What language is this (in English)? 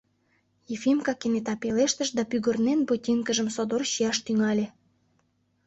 Mari